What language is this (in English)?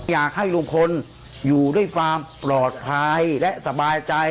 Thai